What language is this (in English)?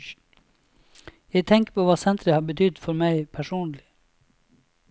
Norwegian